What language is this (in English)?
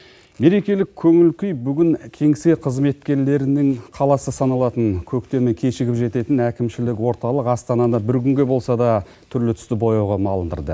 Kazakh